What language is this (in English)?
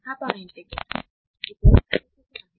Marathi